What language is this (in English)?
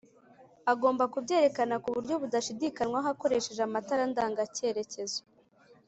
Kinyarwanda